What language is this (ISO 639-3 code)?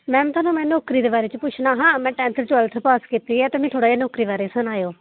doi